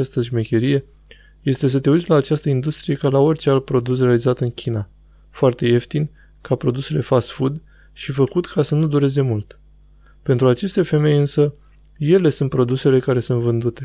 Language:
Romanian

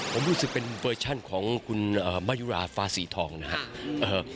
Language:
Thai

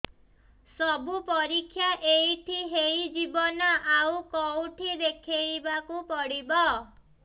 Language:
Odia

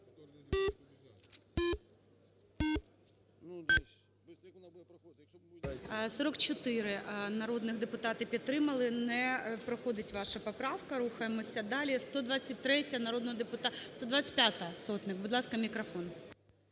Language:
Ukrainian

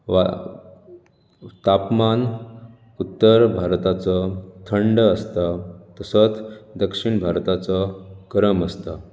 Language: Konkani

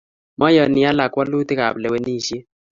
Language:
Kalenjin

